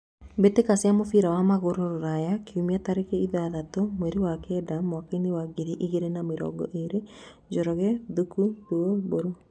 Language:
Kikuyu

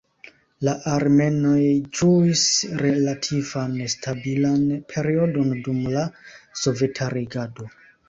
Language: Esperanto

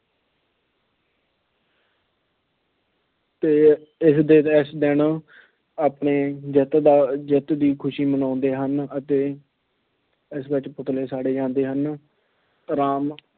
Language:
Punjabi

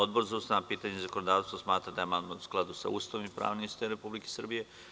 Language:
Serbian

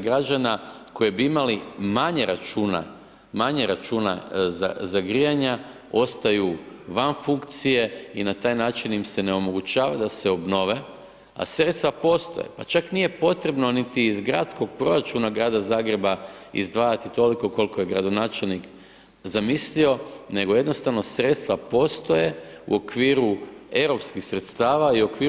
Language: Croatian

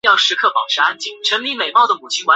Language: Chinese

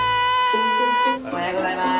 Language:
Japanese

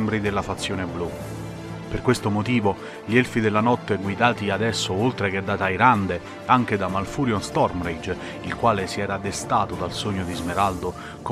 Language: Italian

